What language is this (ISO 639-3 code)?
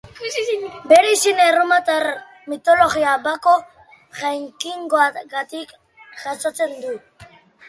eus